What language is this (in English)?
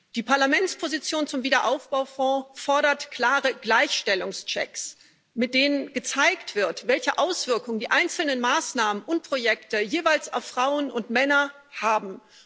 German